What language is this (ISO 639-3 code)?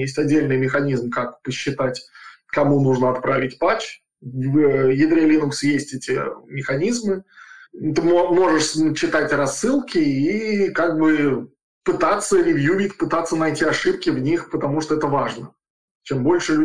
rus